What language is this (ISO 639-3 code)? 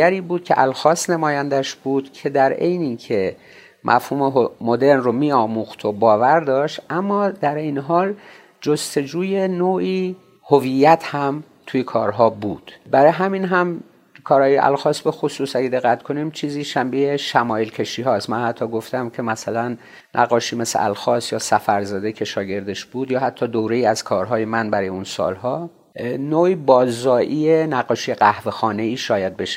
fas